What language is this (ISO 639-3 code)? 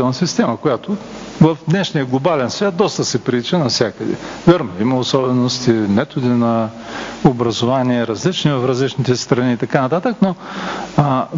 bul